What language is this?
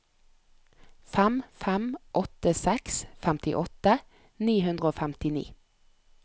Norwegian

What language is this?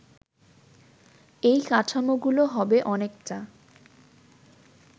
Bangla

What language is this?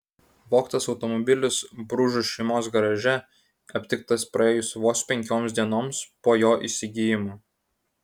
Lithuanian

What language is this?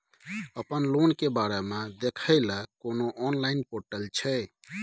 Maithili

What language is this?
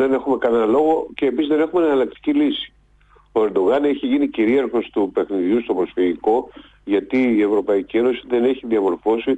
Greek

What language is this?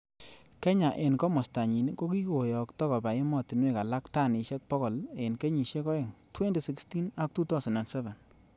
Kalenjin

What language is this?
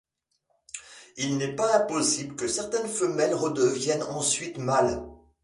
French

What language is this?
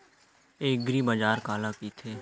Chhattisgarhi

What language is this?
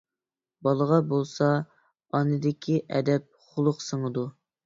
Uyghur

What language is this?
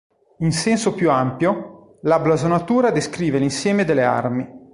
Italian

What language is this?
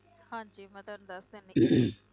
Punjabi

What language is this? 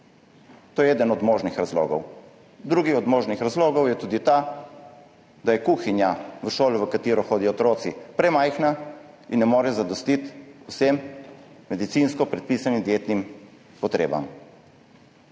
Slovenian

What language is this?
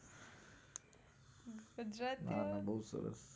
Gujarati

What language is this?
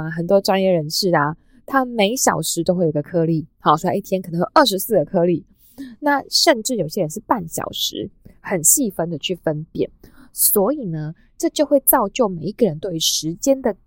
Chinese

